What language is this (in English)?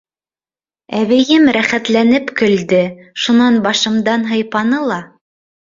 Bashkir